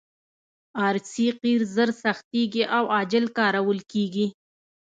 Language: Pashto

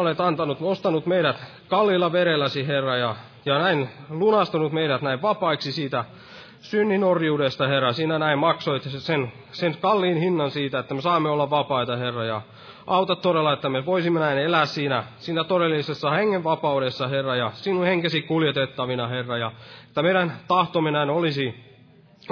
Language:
Finnish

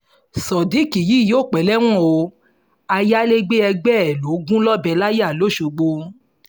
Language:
Yoruba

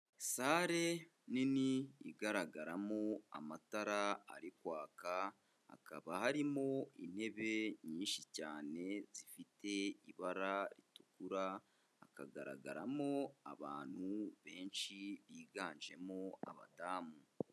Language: Kinyarwanda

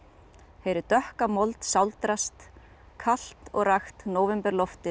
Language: Icelandic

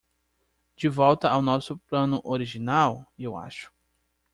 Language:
Portuguese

